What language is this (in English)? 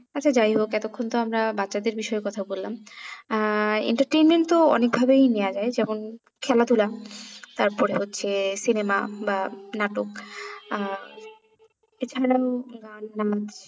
Bangla